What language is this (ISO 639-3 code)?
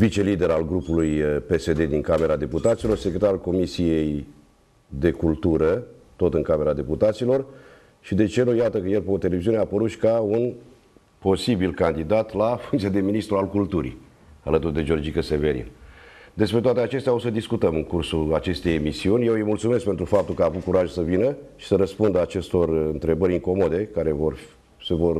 ron